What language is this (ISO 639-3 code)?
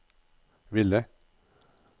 nor